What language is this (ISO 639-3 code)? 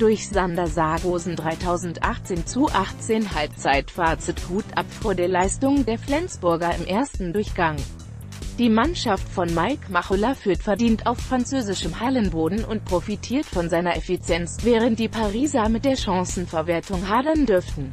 deu